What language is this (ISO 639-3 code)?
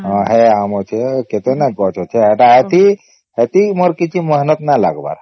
ori